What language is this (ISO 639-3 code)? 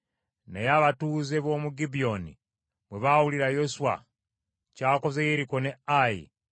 lug